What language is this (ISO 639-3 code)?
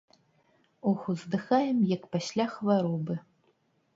bel